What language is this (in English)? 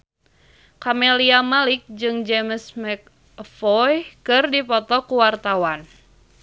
Sundanese